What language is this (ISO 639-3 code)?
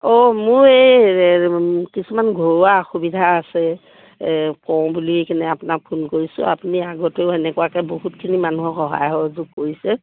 asm